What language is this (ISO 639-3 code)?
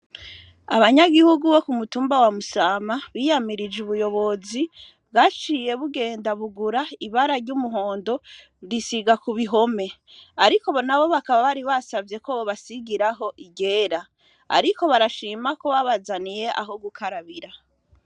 run